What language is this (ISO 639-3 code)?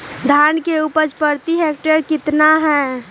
mag